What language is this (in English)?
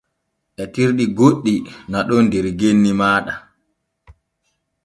Borgu Fulfulde